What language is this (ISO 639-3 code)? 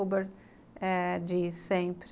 por